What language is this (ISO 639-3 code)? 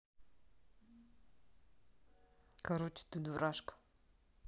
rus